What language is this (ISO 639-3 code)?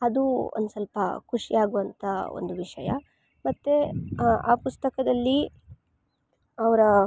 kan